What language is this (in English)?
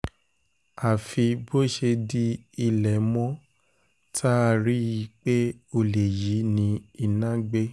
Yoruba